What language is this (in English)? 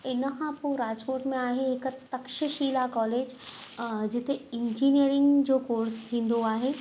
Sindhi